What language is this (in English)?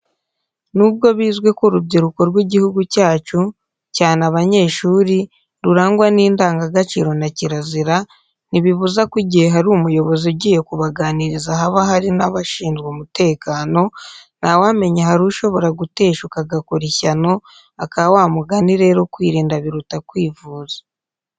Kinyarwanda